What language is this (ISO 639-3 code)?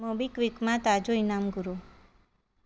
snd